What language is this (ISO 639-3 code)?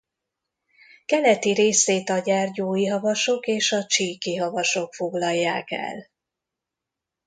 hun